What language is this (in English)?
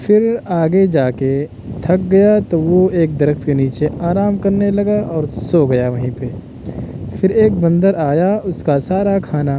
Urdu